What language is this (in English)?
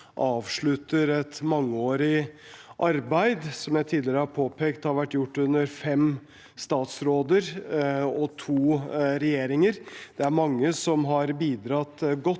Norwegian